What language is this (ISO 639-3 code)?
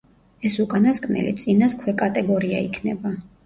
kat